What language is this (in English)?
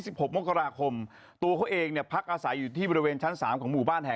Thai